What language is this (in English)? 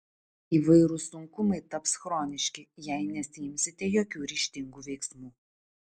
Lithuanian